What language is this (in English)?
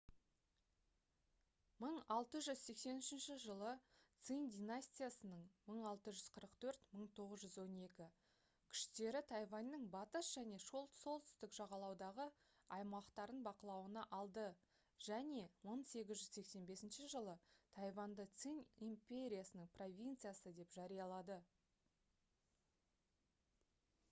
Kazakh